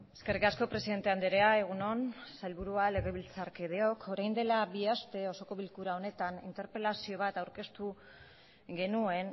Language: Basque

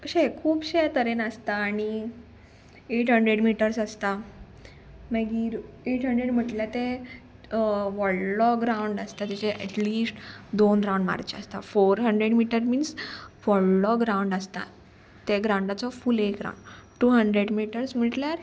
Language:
Konkani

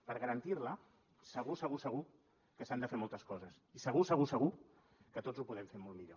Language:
Catalan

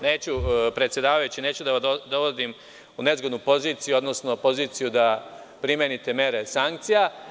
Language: Serbian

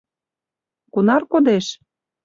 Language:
Mari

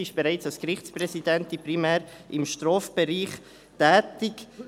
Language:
Swiss German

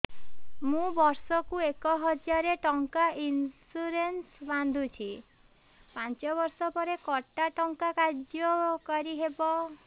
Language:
Odia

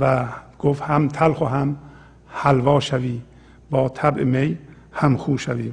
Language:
Persian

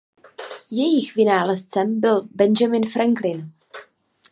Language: Czech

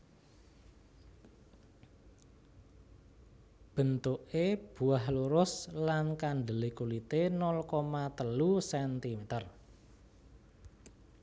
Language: Javanese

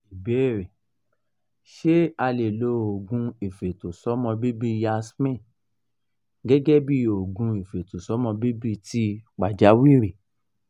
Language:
Yoruba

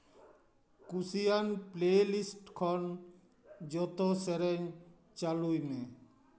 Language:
Santali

